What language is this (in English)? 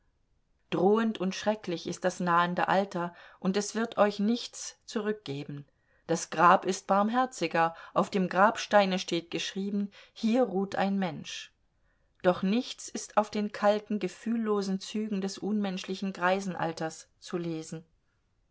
German